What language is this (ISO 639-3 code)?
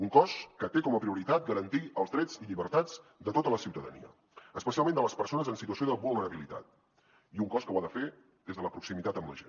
cat